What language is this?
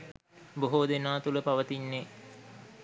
Sinhala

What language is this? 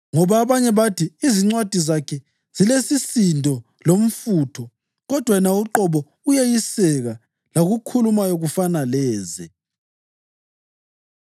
North Ndebele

